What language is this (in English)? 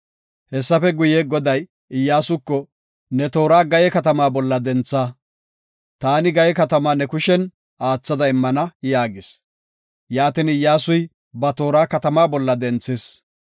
Gofa